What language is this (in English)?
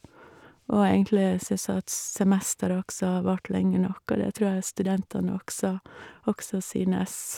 Norwegian